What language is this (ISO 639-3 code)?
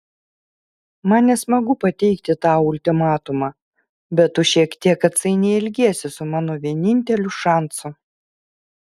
lit